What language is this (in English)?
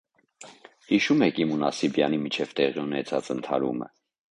Armenian